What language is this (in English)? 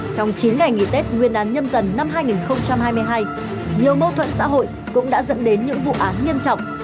Vietnamese